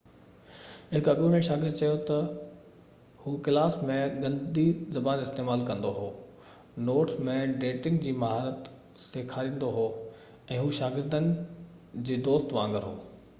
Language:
Sindhi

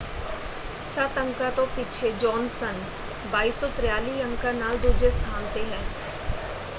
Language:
Punjabi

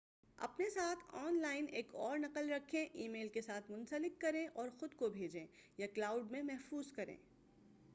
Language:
Urdu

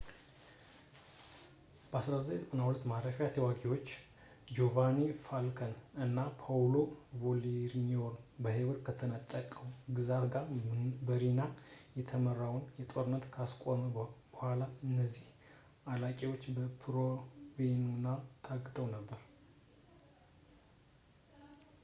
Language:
Amharic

